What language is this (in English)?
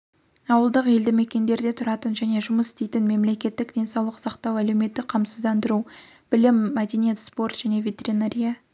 Kazakh